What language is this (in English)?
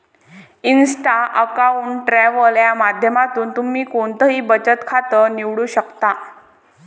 Marathi